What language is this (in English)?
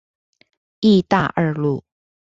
Chinese